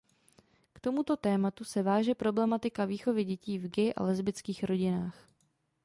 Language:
Czech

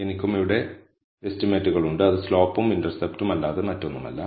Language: Malayalam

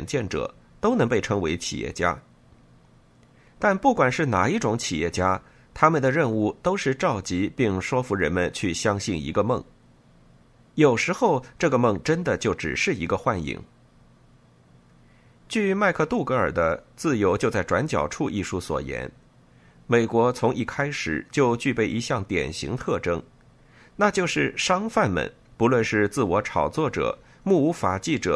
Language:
Chinese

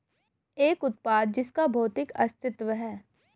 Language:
Hindi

